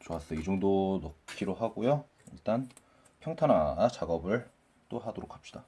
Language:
Korean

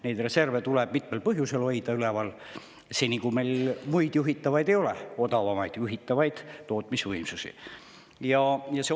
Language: Estonian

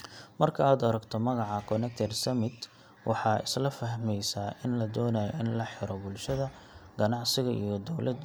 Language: Somali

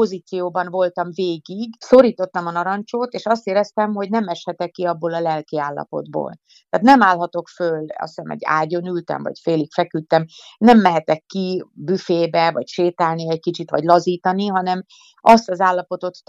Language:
Hungarian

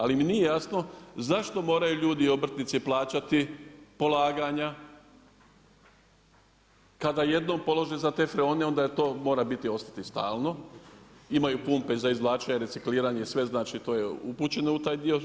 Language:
Croatian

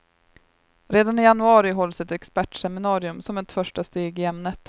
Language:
Swedish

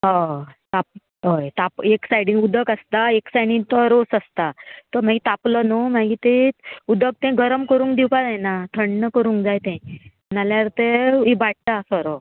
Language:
Konkani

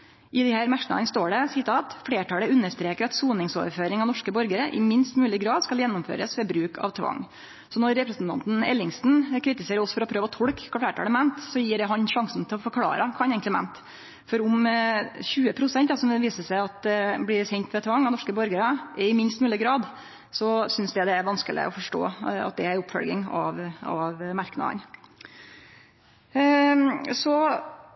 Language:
Norwegian Nynorsk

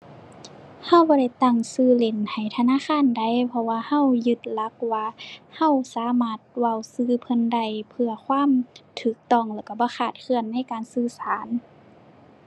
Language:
Thai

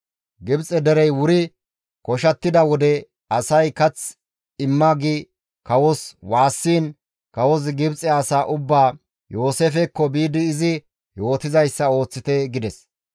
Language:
Gamo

